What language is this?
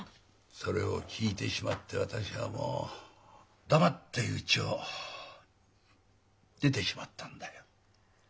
Japanese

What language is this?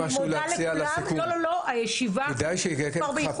Hebrew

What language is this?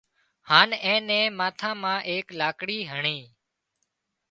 Wadiyara Koli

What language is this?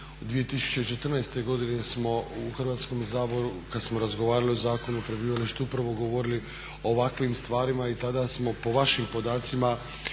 Croatian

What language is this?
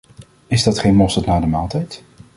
Dutch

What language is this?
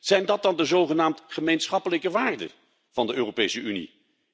Dutch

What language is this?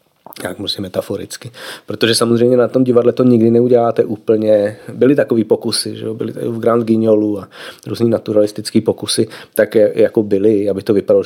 Czech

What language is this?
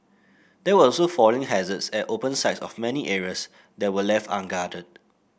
English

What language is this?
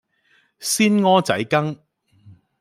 Cantonese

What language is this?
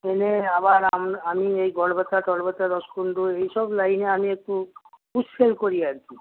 Bangla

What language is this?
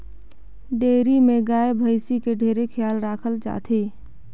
Chhattisgarhi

